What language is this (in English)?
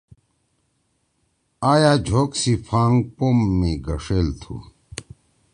Torwali